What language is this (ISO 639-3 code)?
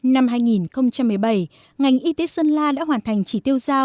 vie